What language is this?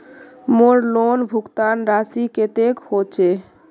Magahi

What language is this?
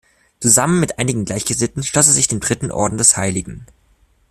German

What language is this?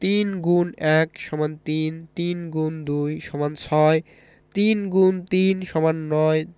Bangla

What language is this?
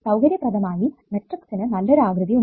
Malayalam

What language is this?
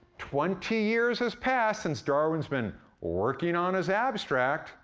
English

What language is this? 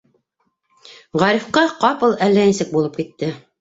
Bashkir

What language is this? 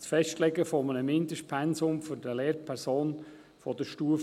Swiss German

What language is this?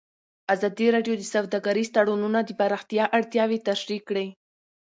Pashto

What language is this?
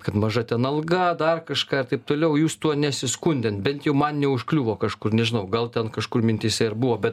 Lithuanian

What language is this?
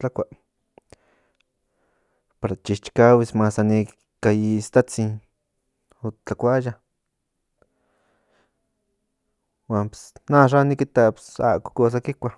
Central Nahuatl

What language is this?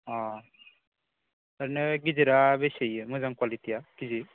Bodo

